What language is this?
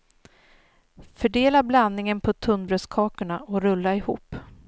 Swedish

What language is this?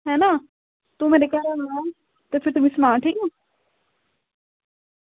Dogri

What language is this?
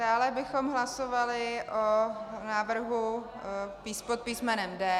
Czech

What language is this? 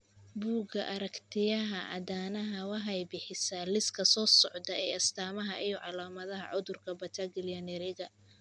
Somali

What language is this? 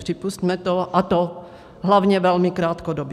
Czech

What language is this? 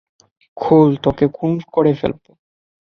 Bangla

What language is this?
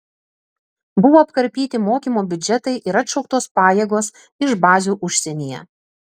Lithuanian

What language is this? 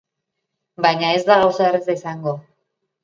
Basque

